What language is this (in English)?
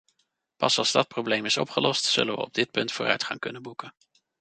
Dutch